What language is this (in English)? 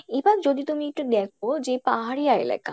Bangla